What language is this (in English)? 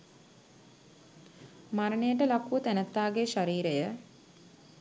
Sinhala